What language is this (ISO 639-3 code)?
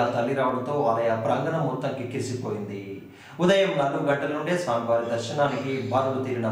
ron